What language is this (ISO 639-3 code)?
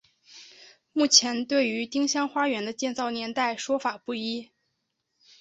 zho